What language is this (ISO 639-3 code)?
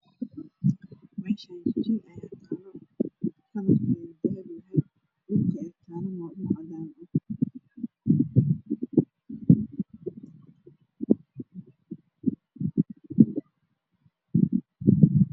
som